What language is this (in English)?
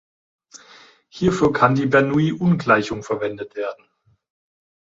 German